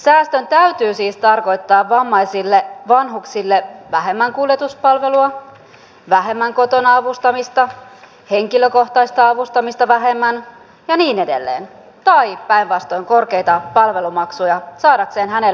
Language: Finnish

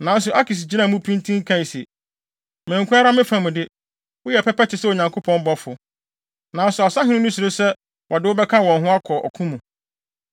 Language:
Akan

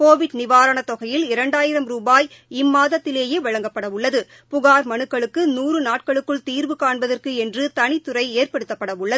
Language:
Tamil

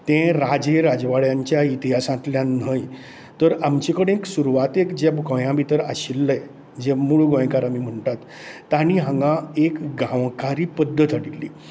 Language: Konkani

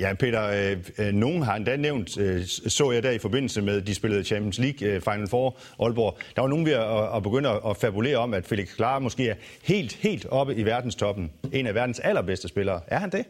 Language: Danish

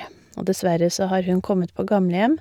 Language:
Norwegian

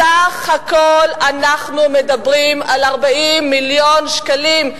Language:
Hebrew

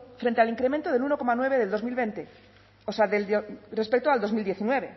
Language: Spanish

